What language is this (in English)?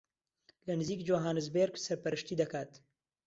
Central Kurdish